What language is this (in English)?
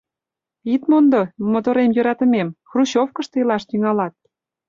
Mari